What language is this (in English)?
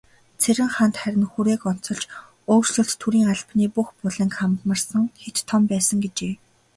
Mongolian